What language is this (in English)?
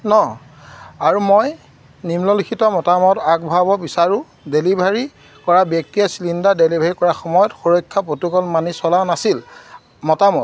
Assamese